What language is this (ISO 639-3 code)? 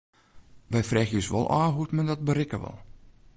fry